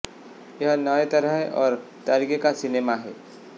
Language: Hindi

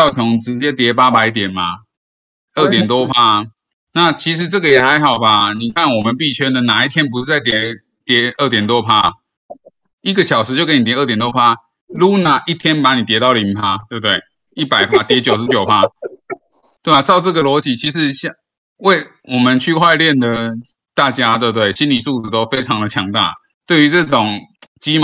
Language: Chinese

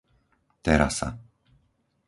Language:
Slovak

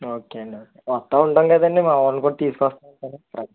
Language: Telugu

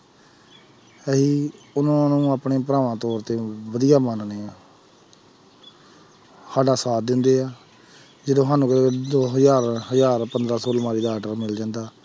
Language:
Punjabi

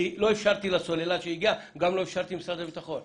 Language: Hebrew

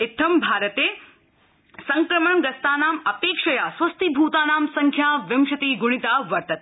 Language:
Sanskrit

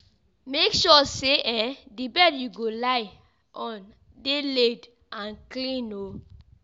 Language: Nigerian Pidgin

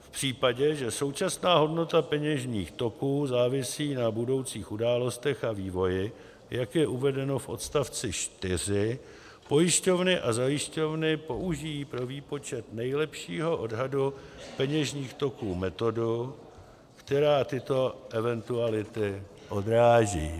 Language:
Czech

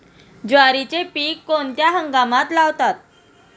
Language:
Marathi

